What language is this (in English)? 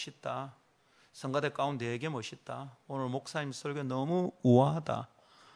Korean